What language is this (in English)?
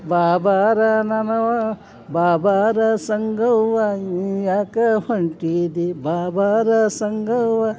Kannada